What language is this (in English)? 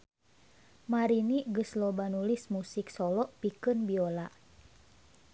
Sundanese